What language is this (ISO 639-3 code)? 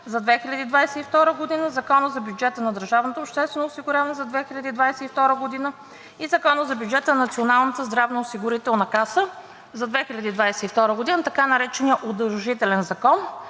bul